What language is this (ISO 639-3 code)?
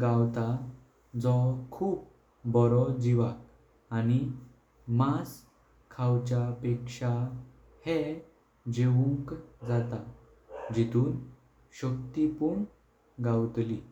kok